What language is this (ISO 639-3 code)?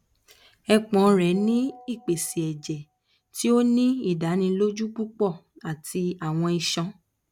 yor